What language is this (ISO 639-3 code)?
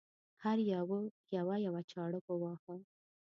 pus